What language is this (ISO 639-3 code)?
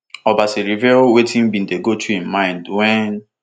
pcm